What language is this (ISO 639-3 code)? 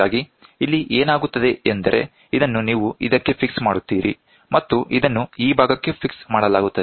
kan